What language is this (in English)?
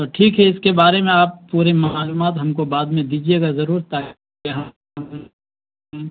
Urdu